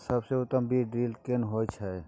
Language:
Maithili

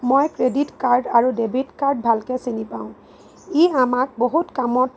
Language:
Assamese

